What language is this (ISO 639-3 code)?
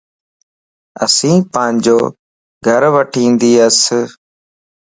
lss